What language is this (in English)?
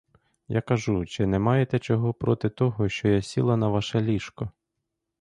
Ukrainian